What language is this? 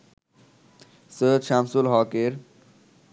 Bangla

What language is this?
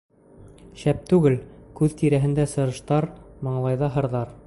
Bashkir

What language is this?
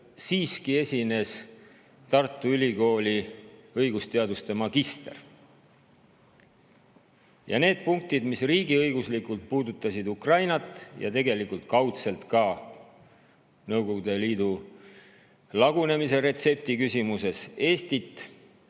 Estonian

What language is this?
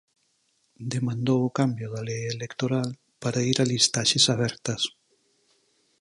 Galician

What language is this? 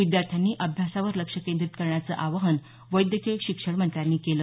Marathi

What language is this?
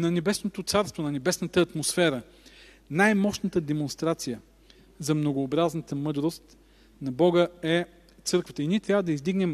Bulgarian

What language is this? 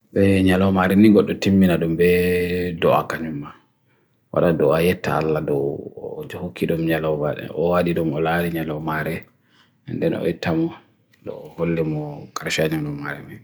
Bagirmi Fulfulde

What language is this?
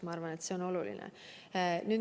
Estonian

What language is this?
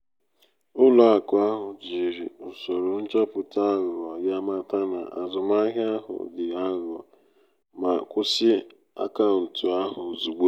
Igbo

